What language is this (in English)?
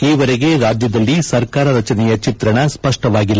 Kannada